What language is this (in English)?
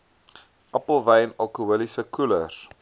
Afrikaans